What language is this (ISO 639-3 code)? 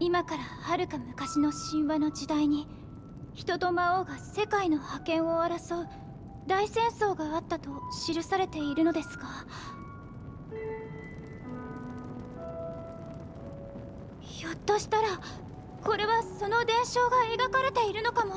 jpn